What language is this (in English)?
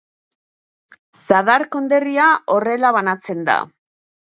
Basque